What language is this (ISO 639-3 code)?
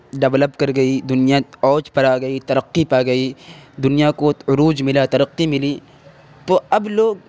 urd